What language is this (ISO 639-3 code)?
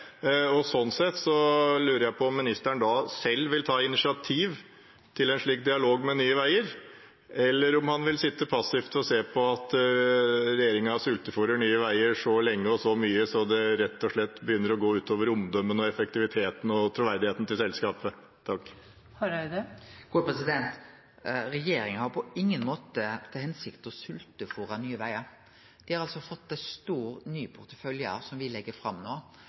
nor